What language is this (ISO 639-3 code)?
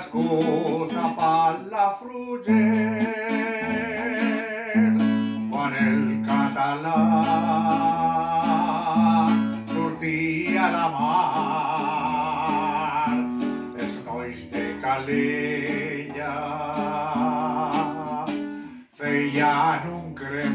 spa